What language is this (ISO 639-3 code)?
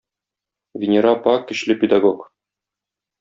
tat